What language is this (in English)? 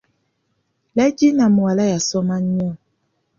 Ganda